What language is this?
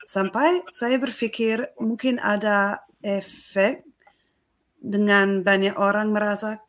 Indonesian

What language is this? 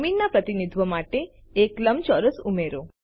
Gujarati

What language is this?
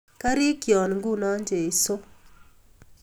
Kalenjin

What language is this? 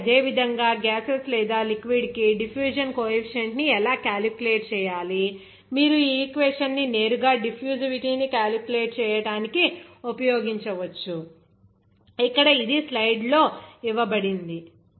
Telugu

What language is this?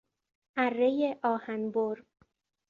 Persian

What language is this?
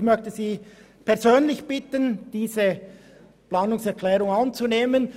Swiss German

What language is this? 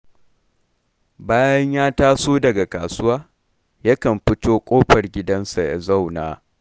Hausa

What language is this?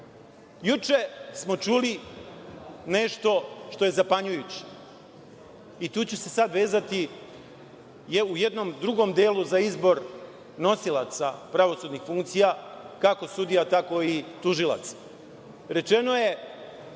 Serbian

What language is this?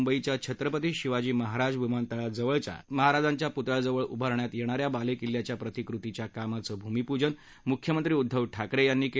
Marathi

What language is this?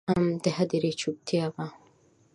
Pashto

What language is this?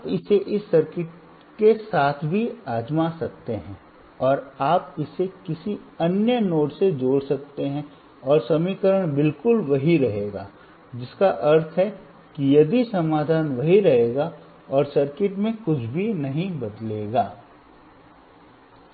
Hindi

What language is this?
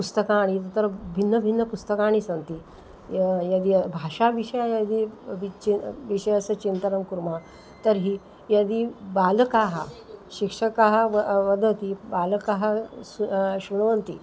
Sanskrit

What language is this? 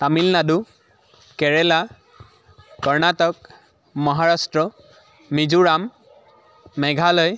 Assamese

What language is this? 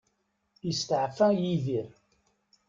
Kabyle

